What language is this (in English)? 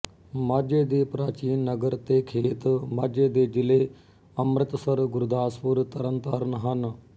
Punjabi